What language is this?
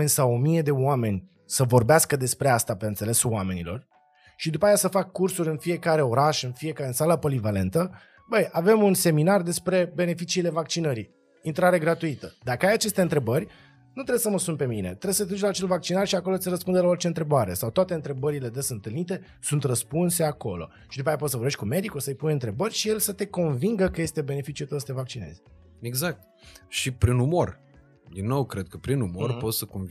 Romanian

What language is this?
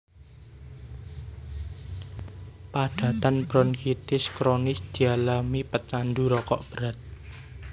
Javanese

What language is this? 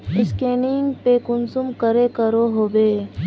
Magahi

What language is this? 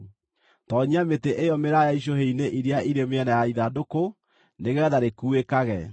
Kikuyu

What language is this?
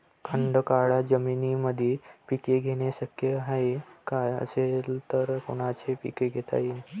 Marathi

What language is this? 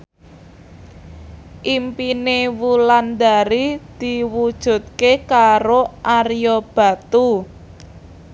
Javanese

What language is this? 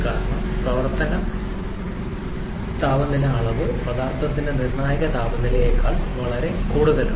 Malayalam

